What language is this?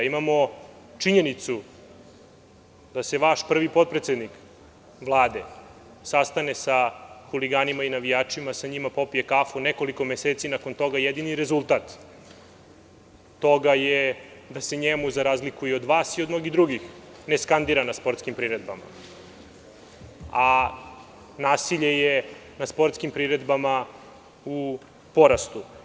Serbian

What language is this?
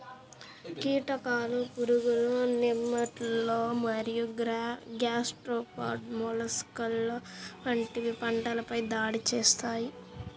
Telugu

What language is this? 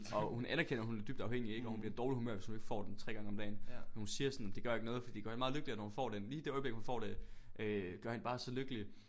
Danish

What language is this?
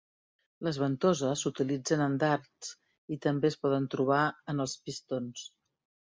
Catalan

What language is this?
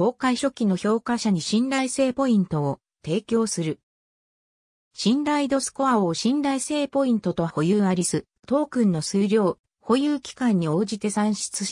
Japanese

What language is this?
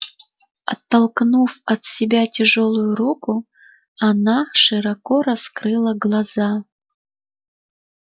Russian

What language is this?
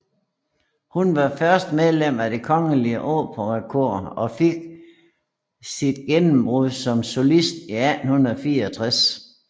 Danish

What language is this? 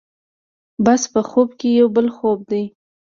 Pashto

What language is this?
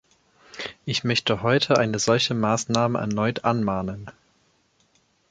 German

